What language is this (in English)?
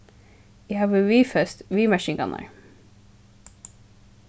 Faroese